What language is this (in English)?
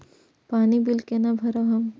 Maithili